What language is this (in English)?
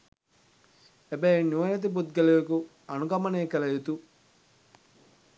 Sinhala